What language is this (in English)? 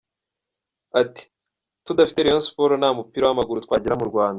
Kinyarwanda